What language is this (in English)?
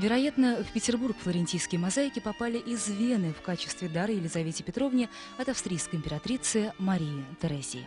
Russian